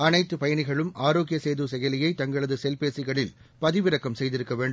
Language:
Tamil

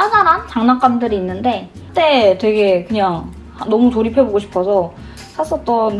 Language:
Korean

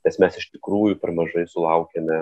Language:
Lithuanian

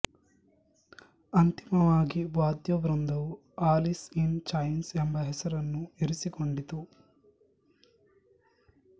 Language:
Kannada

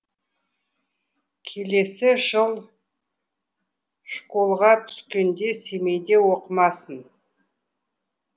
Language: Kazakh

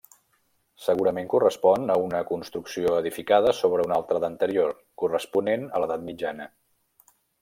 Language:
Catalan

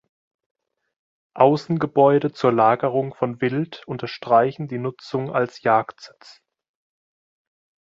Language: German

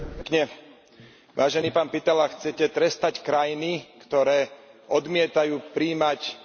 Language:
Slovak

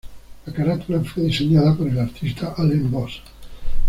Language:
Spanish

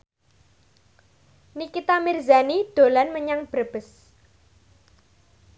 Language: Javanese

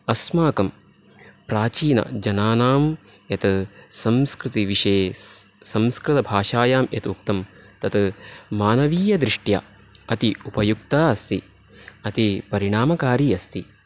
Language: Sanskrit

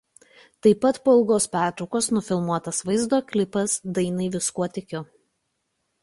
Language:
Lithuanian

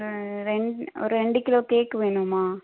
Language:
Tamil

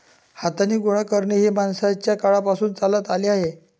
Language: Marathi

